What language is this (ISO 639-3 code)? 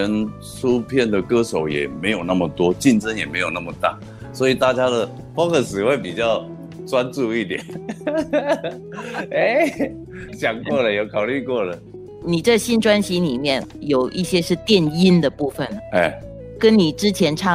zho